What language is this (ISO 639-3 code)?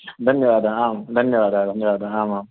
san